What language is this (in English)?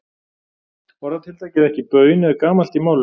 Icelandic